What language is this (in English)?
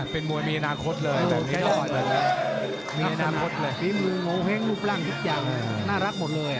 Thai